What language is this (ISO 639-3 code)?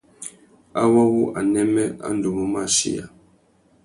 bag